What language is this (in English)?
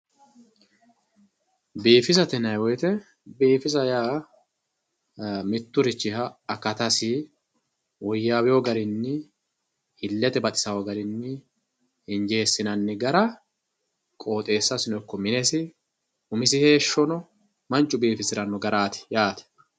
Sidamo